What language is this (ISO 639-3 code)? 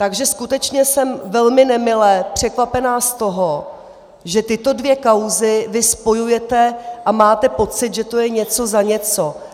ces